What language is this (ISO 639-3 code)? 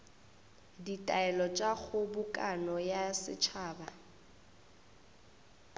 nso